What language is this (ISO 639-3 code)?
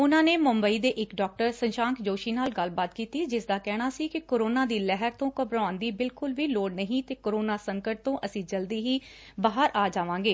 pan